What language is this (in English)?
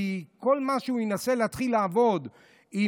Hebrew